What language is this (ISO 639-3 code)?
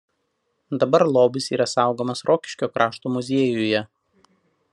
lit